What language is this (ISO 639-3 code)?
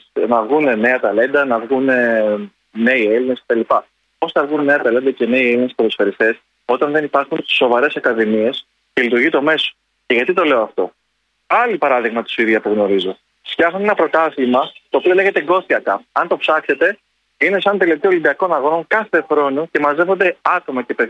ell